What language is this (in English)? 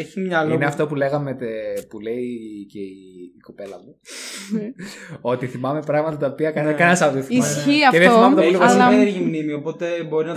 Greek